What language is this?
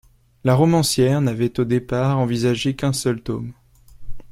French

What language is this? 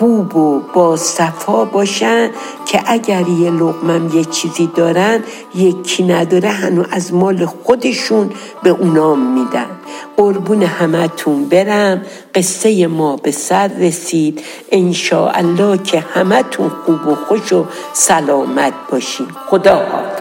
Persian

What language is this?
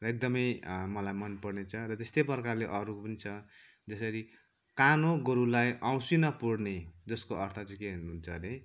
Nepali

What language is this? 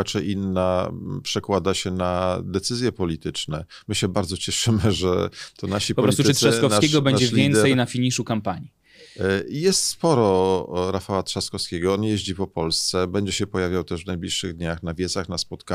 Polish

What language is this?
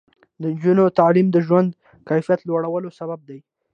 Pashto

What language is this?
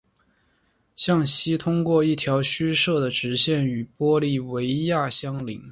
Chinese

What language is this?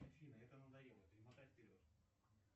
Russian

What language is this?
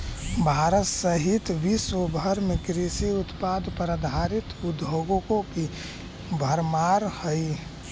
Magahi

